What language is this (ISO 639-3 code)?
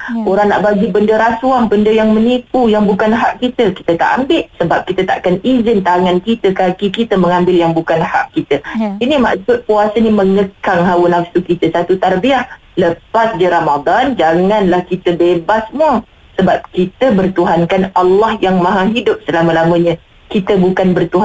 msa